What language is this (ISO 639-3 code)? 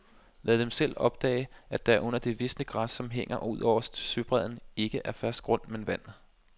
dan